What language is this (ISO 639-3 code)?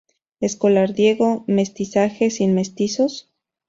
spa